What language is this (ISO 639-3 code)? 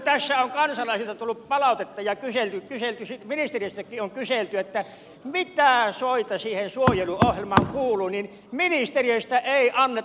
fin